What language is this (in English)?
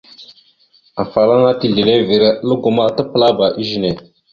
Mada (Cameroon)